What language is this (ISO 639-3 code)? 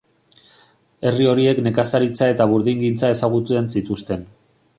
eus